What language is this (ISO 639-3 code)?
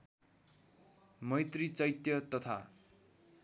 nep